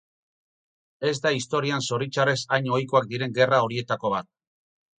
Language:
Basque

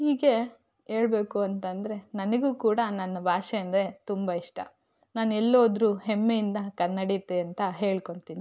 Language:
Kannada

